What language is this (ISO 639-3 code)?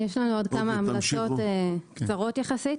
heb